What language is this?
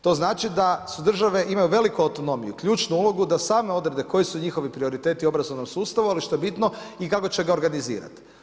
Croatian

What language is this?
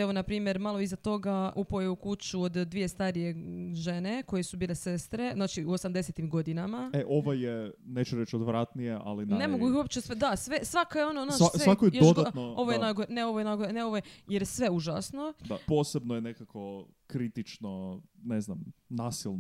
Croatian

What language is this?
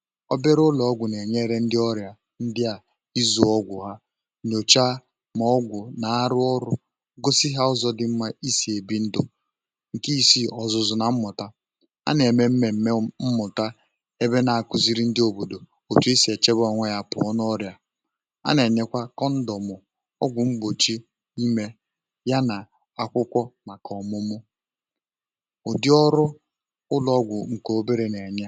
Igbo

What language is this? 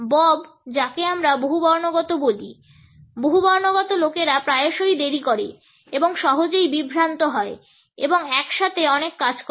Bangla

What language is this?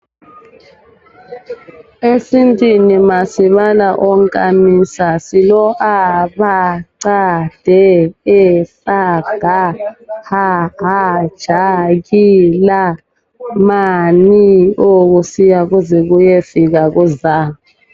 North Ndebele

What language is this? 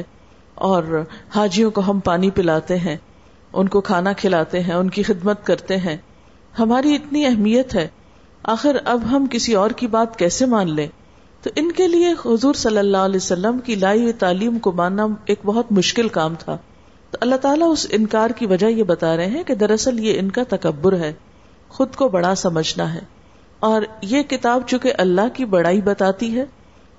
Urdu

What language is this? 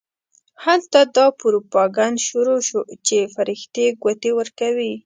Pashto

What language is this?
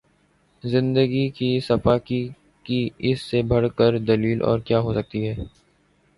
Urdu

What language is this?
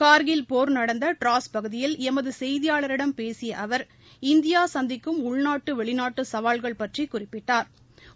Tamil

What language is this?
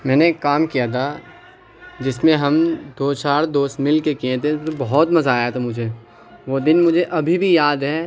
Urdu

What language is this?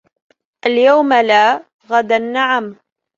Arabic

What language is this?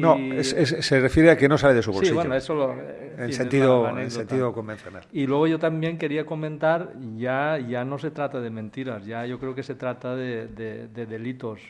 Spanish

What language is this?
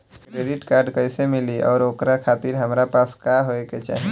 Bhojpuri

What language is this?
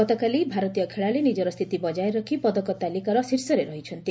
Odia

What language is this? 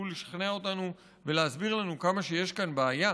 Hebrew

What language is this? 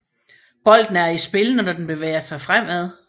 Danish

